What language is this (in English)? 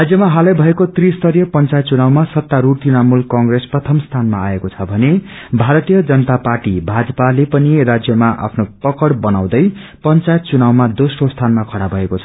Nepali